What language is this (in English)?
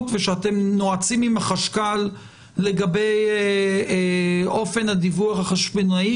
Hebrew